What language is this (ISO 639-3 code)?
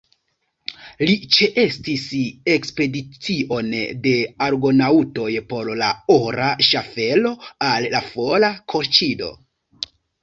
epo